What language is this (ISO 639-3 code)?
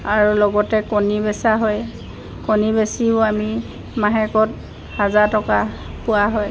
asm